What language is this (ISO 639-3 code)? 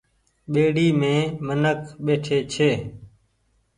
gig